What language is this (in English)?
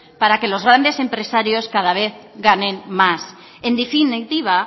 Spanish